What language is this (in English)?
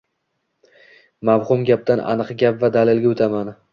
Uzbek